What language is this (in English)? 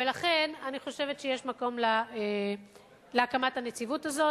Hebrew